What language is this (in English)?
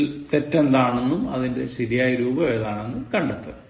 Malayalam